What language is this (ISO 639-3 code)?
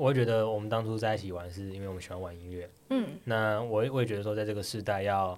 zho